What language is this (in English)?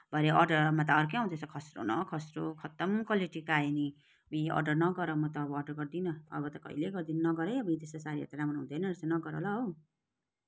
Nepali